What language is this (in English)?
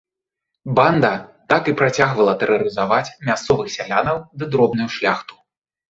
Belarusian